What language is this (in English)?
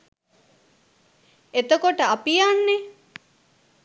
Sinhala